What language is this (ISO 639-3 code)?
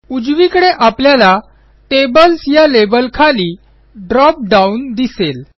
mar